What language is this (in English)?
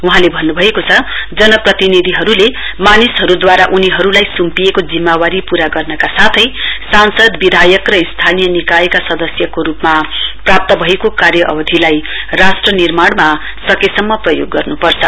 Nepali